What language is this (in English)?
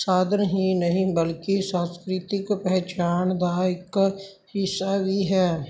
Punjabi